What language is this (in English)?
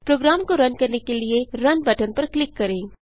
Hindi